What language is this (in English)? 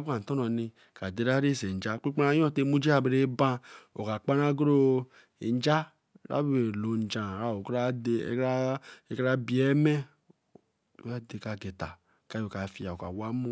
Eleme